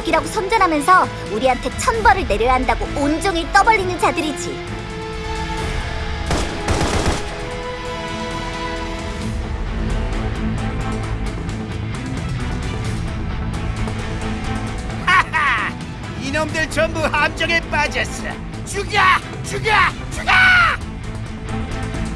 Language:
Korean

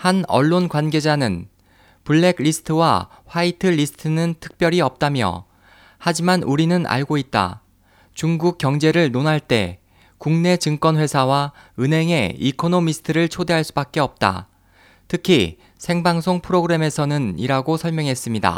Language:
Korean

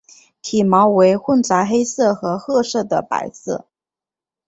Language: Chinese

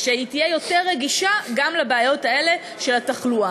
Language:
Hebrew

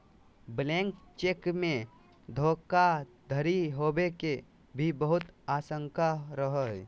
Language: Magahi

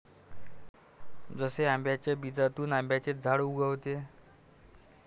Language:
Marathi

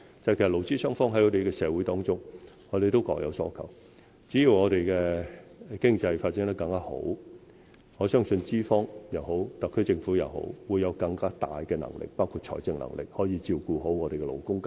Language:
Cantonese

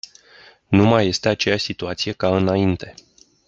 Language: Romanian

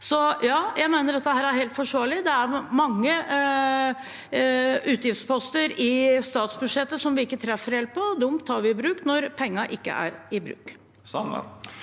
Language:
Norwegian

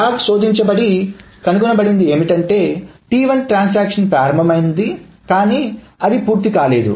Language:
Telugu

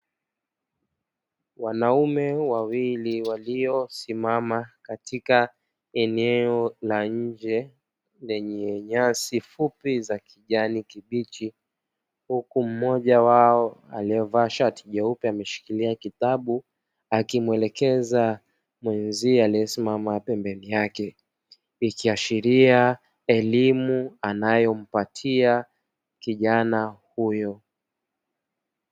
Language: Swahili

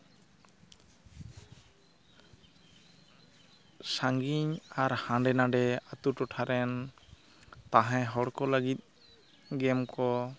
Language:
Santali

